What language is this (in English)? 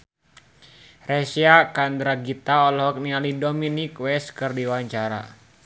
Sundanese